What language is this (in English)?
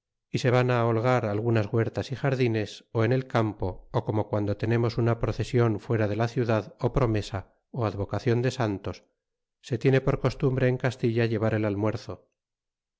Spanish